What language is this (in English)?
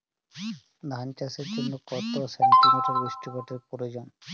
Bangla